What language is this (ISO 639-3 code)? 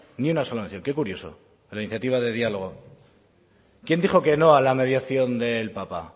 spa